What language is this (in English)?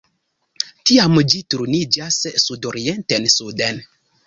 Esperanto